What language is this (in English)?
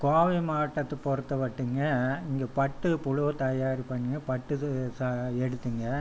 Tamil